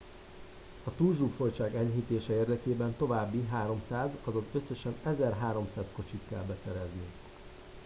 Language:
Hungarian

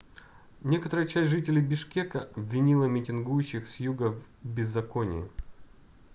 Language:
Russian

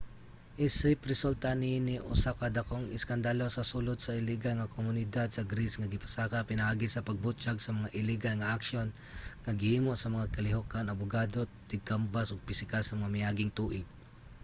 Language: Cebuano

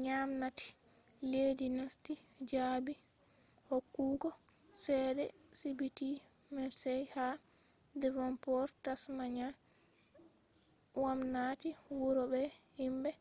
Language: Fula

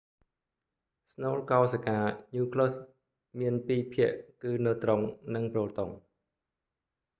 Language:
Khmer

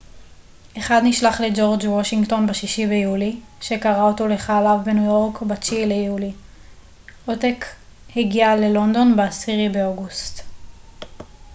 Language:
Hebrew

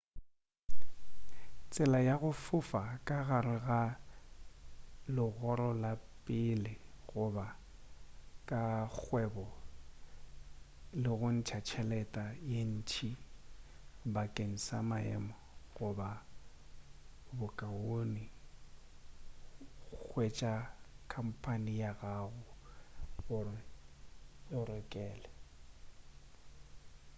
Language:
Northern Sotho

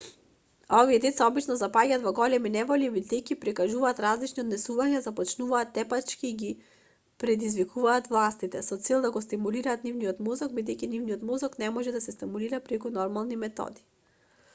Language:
Macedonian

